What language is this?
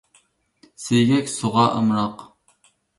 Uyghur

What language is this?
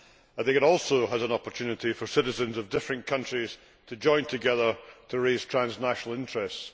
English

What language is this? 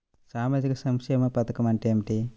Telugu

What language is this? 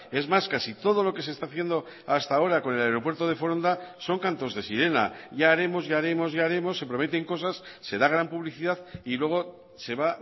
Spanish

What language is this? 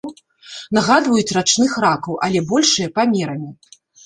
Belarusian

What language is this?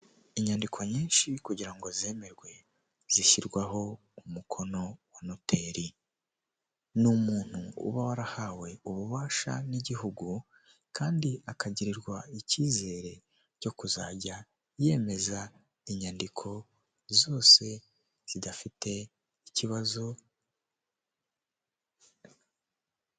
Kinyarwanda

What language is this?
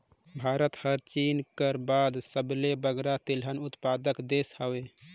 Chhattisgarhi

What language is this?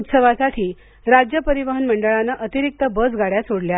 Marathi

